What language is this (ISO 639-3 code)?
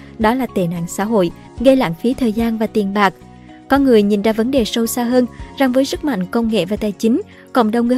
vie